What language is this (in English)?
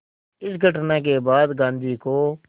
Hindi